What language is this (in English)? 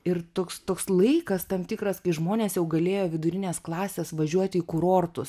Lithuanian